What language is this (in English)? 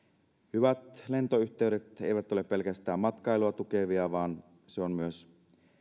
Finnish